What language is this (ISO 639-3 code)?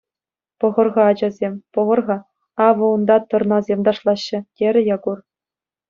chv